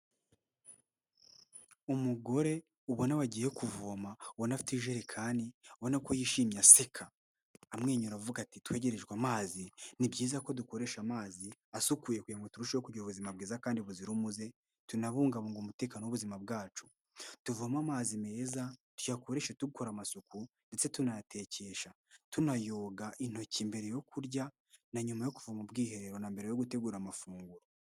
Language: Kinyarwanda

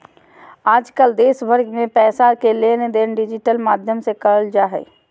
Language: Magahi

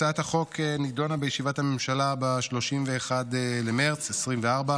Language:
Hebrew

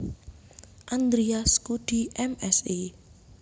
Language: Javanese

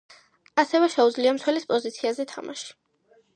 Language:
Georgian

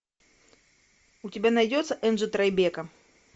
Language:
Russian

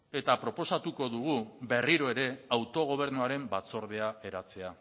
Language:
Basque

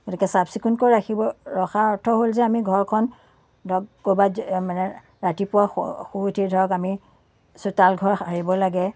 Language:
Assamese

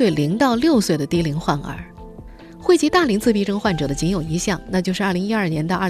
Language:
Chinese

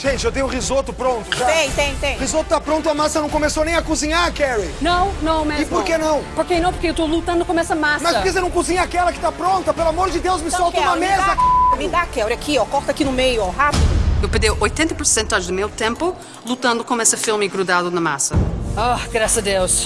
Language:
Portuguese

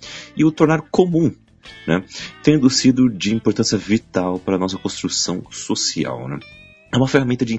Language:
Portuguese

